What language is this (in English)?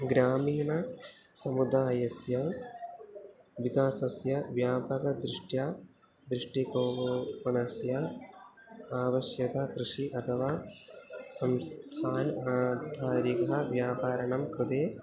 Sanskrit